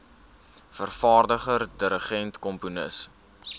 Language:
Afrikaans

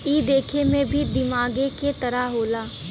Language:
Bhojpuri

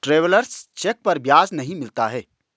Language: Hindi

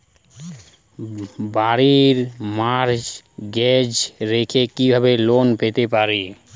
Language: Bangla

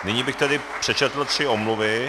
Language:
Czech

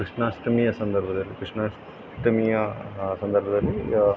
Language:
Kannada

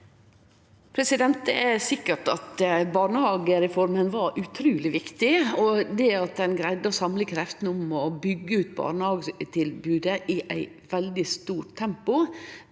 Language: Norwegian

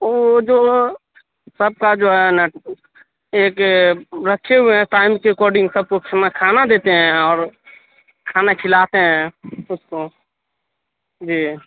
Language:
Urdu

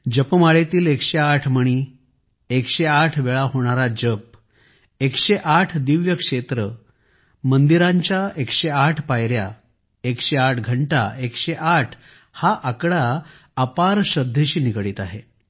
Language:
Marathi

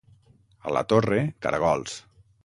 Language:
Catalan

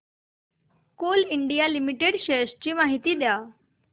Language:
Marathi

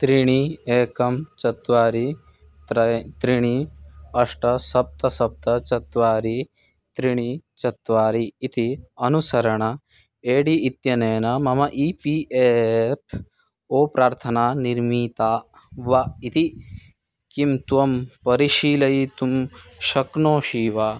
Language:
Sanskrit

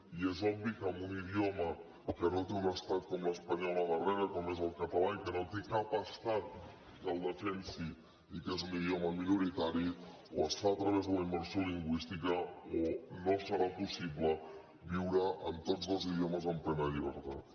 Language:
Catalan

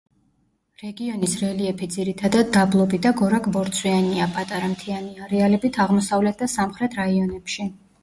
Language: Georgian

